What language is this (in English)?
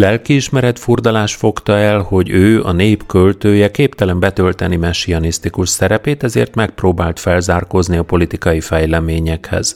Hungarian